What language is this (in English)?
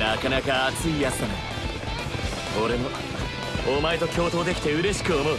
Japanese